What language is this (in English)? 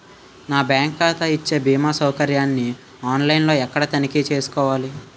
Telugu